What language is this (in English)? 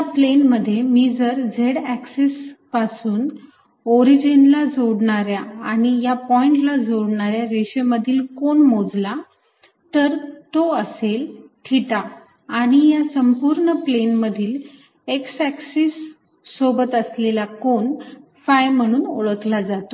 Marathi